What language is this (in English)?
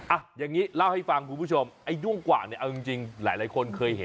Thai